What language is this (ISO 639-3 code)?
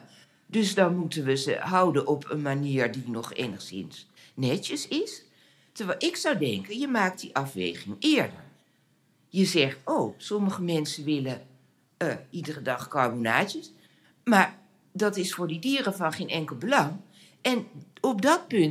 nld